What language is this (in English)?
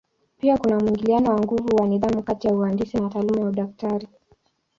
Swahili